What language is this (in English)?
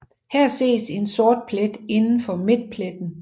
Danish